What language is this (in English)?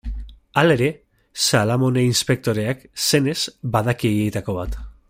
Basque